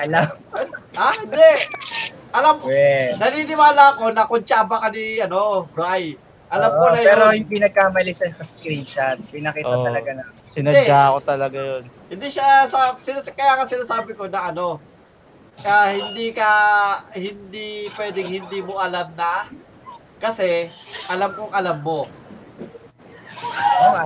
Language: Filipino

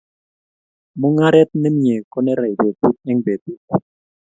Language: Kalenjin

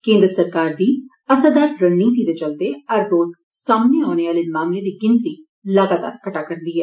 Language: Dogri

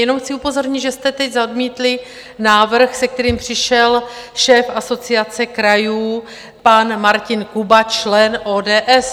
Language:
Czech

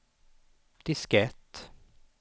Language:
Swedish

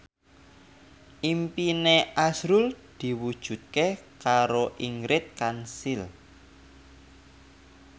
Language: Javanese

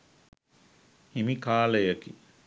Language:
Sinhala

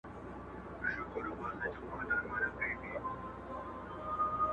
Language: Pashto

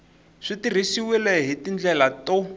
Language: Tsonga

